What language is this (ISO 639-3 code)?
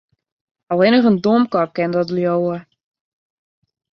fry